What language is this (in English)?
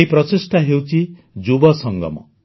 Odia